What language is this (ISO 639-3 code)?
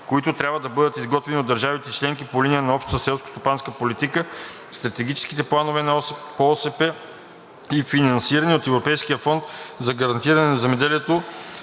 bul